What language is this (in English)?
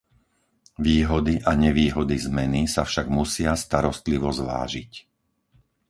Slovak